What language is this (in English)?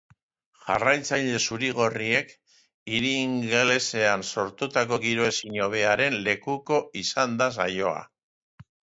Basque